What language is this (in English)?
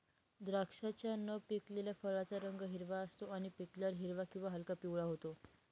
Marathi